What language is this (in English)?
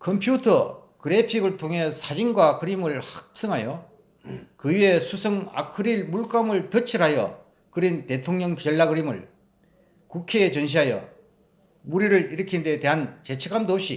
Korean